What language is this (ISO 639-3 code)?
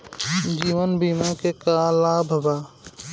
bho